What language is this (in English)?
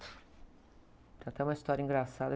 Portuguese